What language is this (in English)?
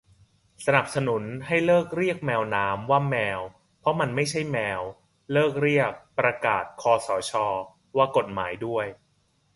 Thai